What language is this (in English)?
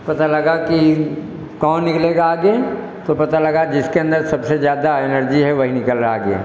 Hindi